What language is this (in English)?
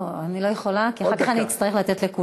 Hebrew